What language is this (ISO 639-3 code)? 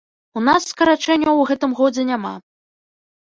bel